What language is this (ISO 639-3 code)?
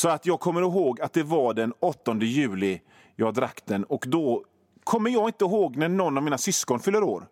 swe